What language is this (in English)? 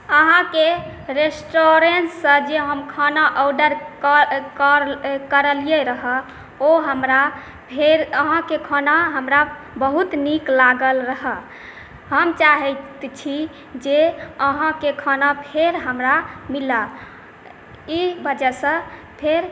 Maithili